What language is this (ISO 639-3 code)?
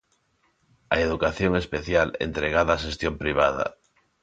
glg